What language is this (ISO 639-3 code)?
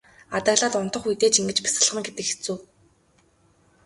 mon